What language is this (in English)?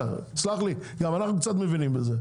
Hebrew